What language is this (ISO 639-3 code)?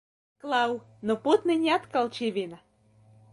lav